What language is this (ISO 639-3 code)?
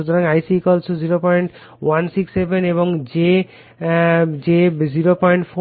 ben